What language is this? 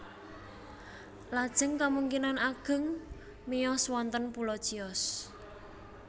Javanese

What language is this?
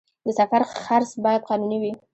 Pashto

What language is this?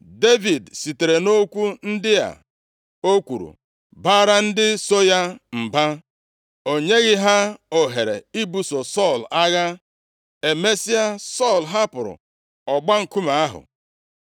Igbo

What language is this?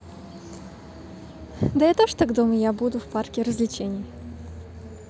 Russian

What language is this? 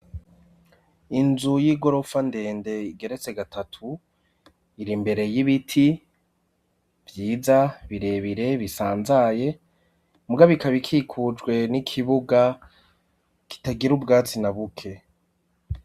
Rundi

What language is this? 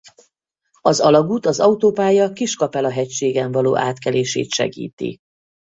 Hungarian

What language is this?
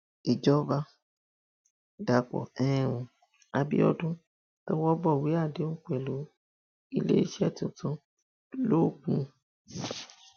Yoruba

